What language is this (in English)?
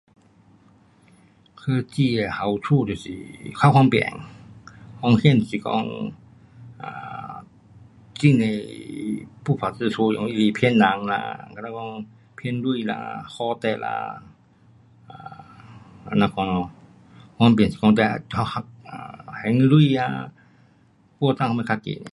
Pu-Xian Chinese